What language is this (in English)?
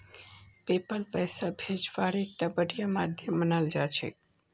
Magahi